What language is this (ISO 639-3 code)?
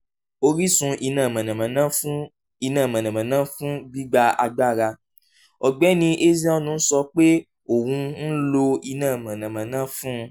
yor